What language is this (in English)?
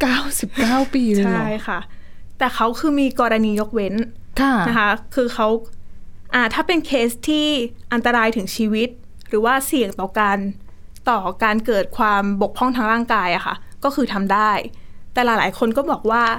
Thai